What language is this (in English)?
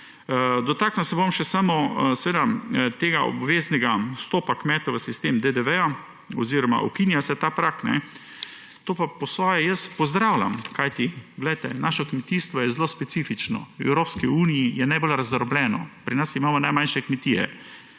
Slovenian